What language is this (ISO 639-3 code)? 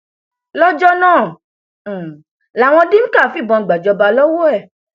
yor